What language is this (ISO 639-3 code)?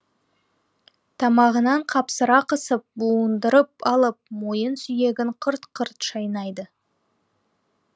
kaz